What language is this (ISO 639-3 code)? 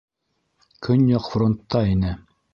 bak